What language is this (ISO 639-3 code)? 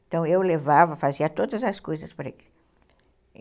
por